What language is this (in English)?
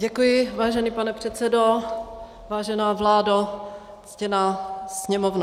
Czech